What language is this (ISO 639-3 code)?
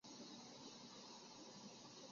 zho